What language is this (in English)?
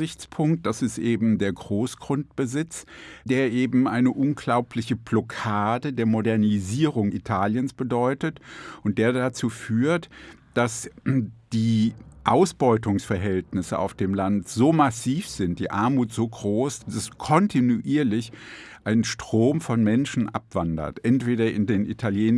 German